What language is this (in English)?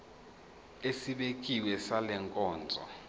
Zulu